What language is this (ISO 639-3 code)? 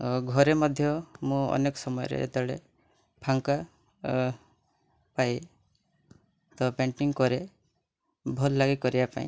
ori